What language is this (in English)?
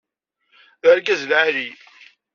Kabyle